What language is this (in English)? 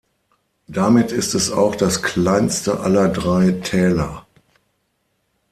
German